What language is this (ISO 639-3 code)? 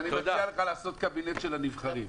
heb